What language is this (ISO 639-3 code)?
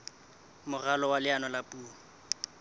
sot